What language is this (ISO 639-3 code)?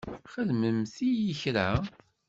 kab